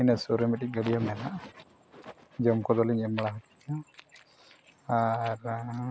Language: Santali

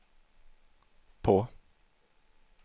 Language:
Swedish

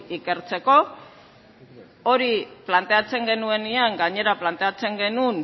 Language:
Basque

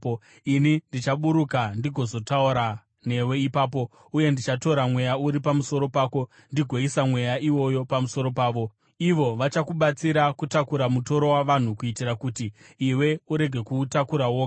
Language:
Shona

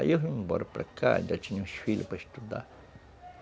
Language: Portuguese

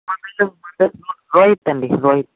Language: Telugu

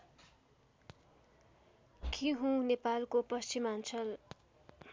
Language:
Nepali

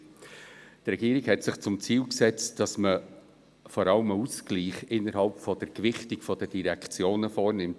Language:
Swiss German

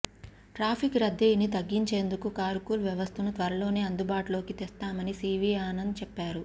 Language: Telugu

